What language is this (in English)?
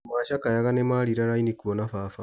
Kikuyu